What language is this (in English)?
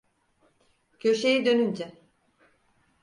Turkish